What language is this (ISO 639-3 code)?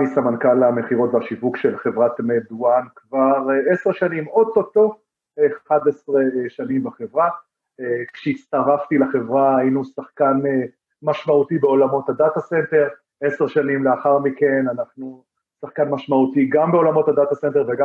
heb